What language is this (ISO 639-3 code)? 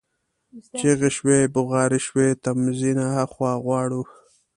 pus